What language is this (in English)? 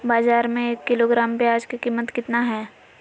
Magahi